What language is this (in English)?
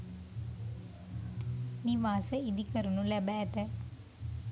Sinhala